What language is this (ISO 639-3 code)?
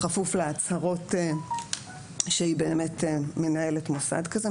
heb